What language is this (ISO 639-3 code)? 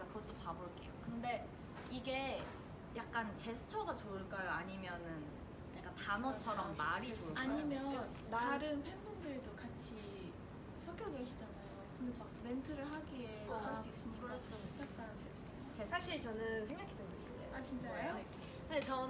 kor